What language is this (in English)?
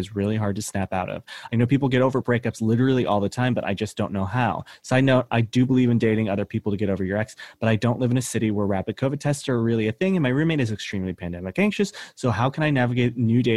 English